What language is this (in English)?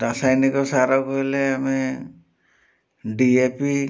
Odia